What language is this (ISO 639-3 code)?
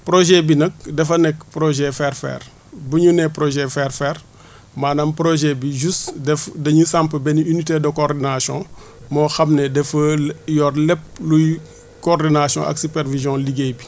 wol